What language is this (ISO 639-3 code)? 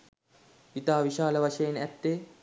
sin